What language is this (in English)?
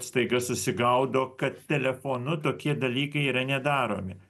Lithuanian